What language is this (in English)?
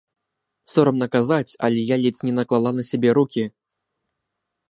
Belarusian